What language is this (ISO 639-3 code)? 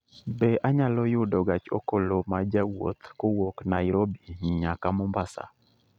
luo